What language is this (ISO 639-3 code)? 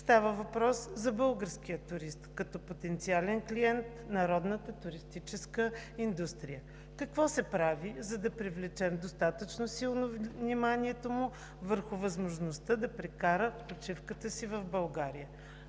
bul